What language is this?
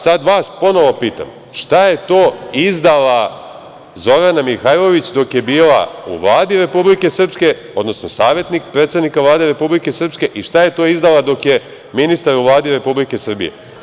Serbian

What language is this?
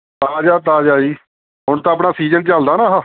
Punjabi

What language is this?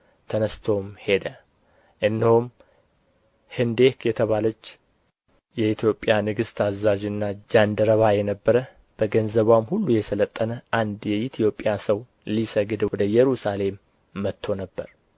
Amharic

